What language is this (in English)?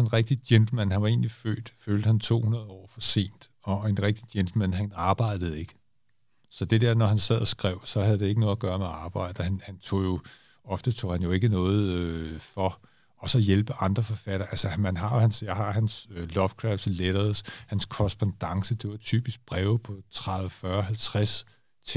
Danish